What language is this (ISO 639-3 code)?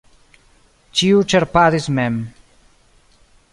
epo